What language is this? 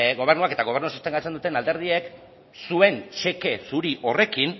Basque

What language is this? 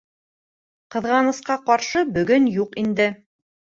Bashkir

